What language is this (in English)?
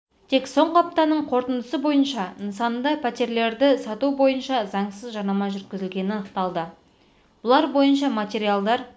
Kazakh